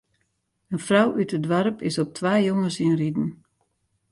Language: Western Frisian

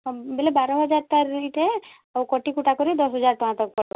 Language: Odia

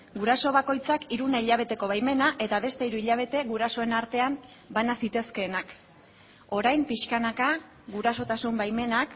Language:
Basque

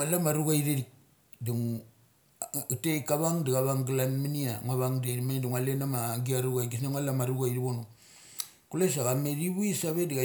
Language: Mali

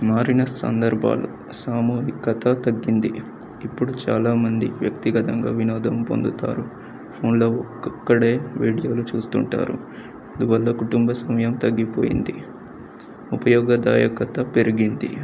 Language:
Telugu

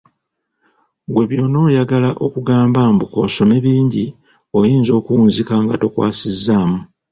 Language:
Ganda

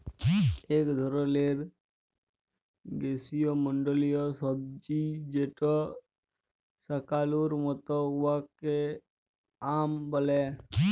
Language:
Bangla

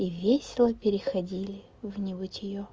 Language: Russian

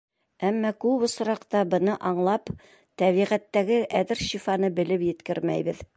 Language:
Bashkir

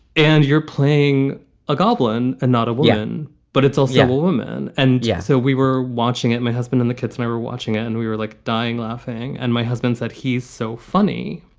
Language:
English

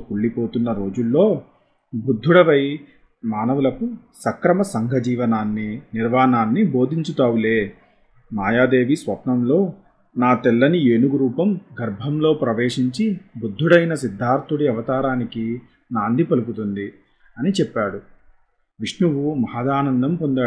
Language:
Telugu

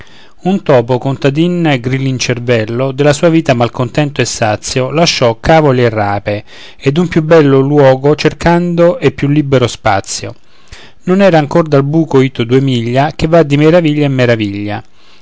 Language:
Italian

